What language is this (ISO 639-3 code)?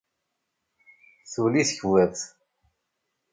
kab